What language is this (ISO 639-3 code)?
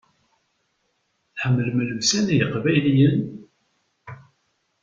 kab